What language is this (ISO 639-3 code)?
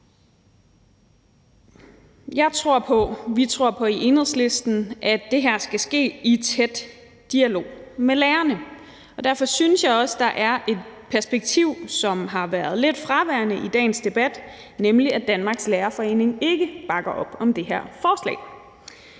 dan